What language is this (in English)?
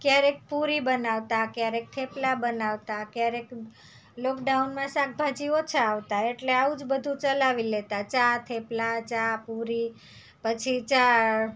Gujarati